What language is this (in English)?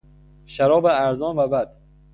Persian